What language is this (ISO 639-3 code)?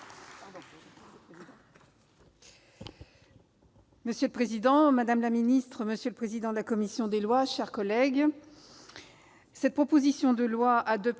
fra